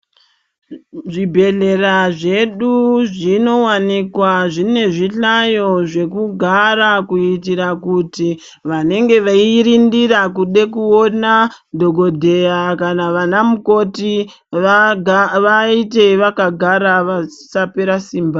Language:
Ndau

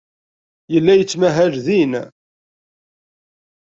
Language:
Kabyle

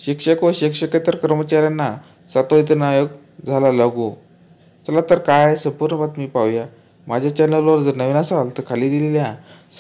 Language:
Marathi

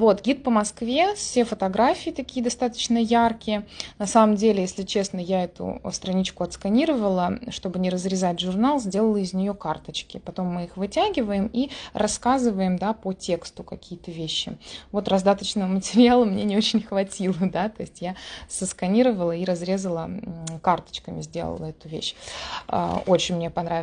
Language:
Russian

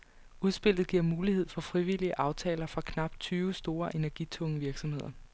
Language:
Danish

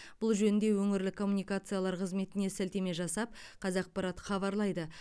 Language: Kazakh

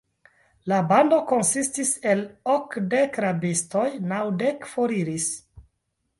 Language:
Esperanto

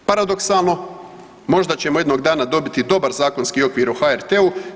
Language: Croatian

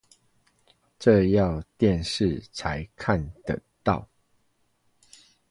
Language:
Chinese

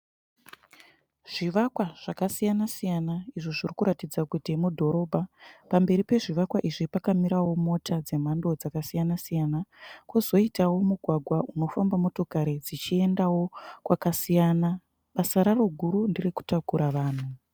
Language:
Shona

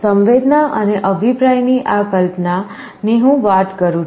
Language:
Gujarati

